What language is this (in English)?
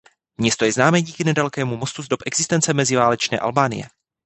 Czech